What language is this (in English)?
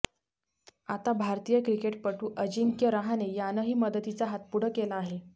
Marathi